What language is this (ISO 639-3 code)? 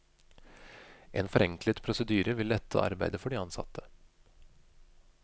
nor